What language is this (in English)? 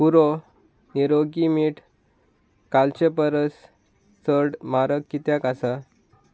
Konkani